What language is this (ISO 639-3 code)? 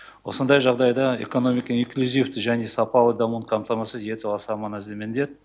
kaz